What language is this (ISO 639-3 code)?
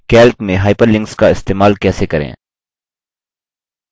hin